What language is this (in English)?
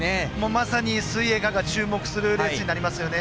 Japanese